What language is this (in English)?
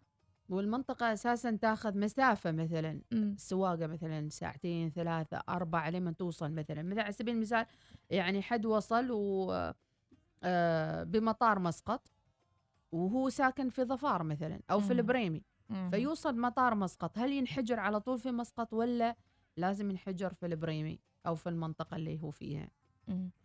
Arabic